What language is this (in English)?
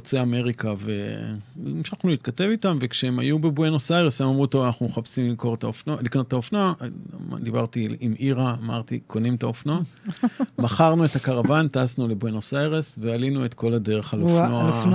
Hebrew